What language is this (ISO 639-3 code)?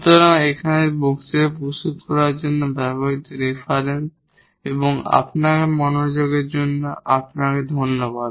ben